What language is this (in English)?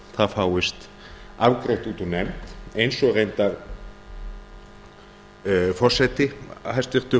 Icelandic